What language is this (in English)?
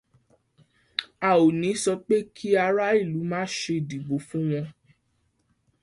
Yoruba